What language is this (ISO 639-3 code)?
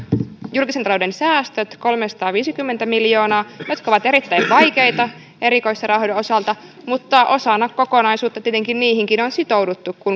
fin